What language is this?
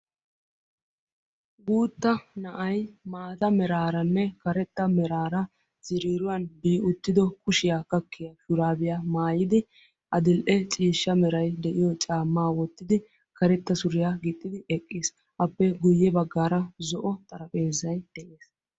Wolaytta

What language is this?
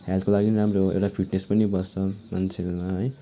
Nepali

